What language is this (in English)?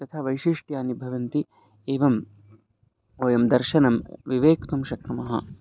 Sanskrit